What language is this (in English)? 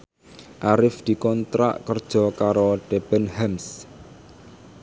Javanese